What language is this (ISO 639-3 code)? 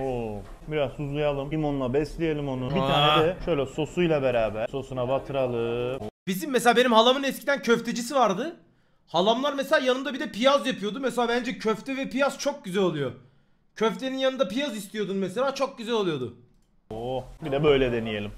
tur